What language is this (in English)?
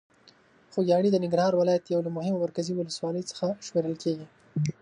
Pashto